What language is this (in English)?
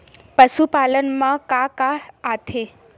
Chhattisgarhi